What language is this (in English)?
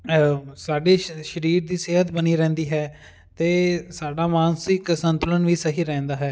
Punjabi